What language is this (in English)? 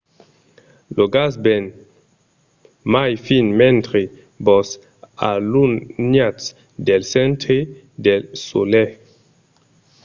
Occitan